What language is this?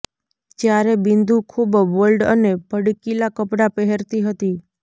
Gujarati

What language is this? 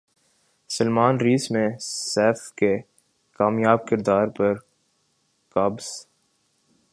Urdu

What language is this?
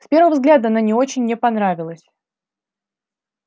Russian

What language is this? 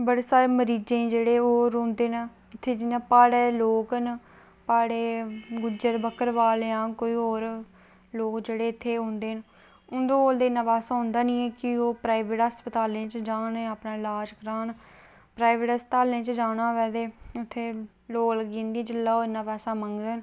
Dogri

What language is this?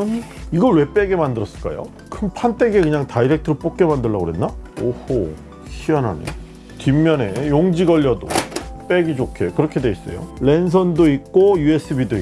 Korean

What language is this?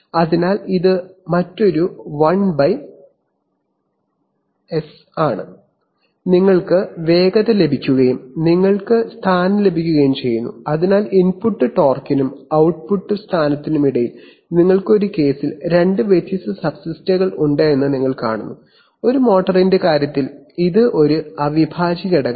Malayalam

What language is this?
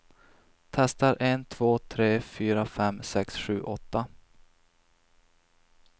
Swedish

